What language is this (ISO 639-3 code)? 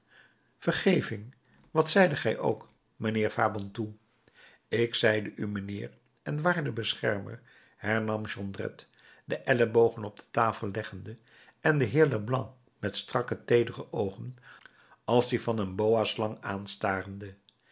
nld